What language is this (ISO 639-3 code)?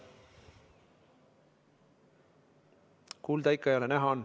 est